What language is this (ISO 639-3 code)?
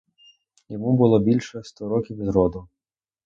ukr